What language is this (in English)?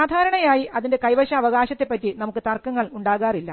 Malayalam